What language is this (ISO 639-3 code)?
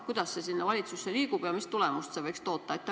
est